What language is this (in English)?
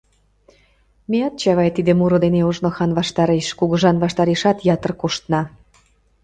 Mari